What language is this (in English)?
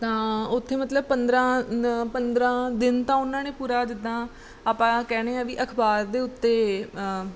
Punjabi